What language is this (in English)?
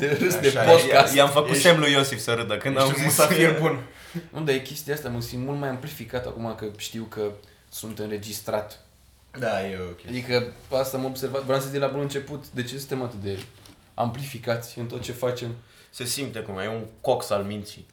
Romanian